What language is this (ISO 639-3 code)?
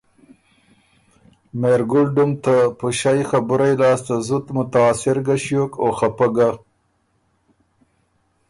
oru